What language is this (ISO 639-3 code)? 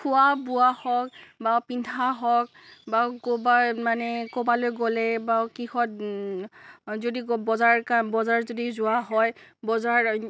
asm